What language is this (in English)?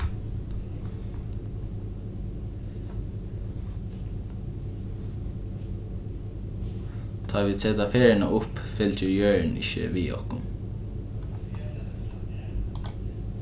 Faroese